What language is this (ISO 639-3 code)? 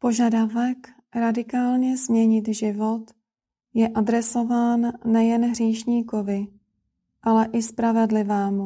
ces